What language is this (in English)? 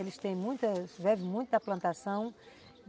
Portuguese